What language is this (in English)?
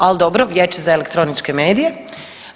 Croatian